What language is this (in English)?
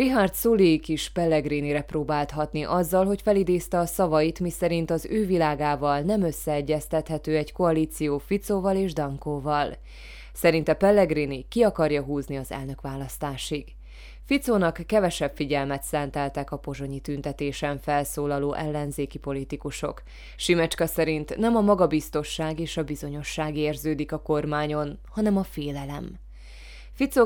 Hungarian